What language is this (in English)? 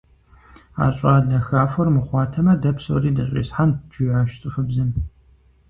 Kabardian